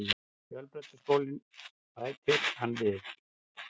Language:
Icelandic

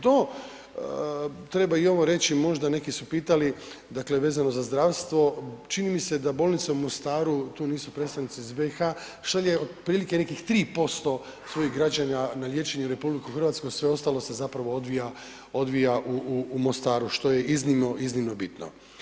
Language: Croatian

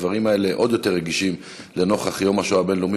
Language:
Hebrew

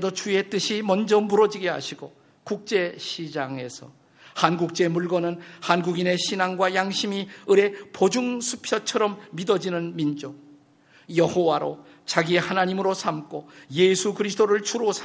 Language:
Korean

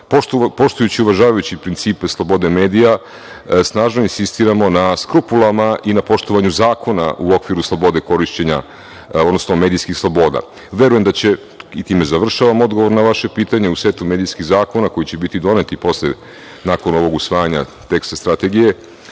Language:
Serbian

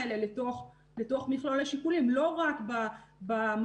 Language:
Hebrew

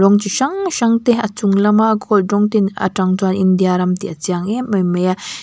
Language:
Mizo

